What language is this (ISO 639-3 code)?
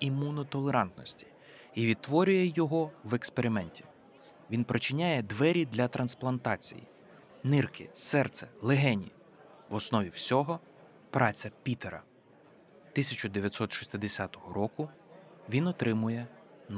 ukr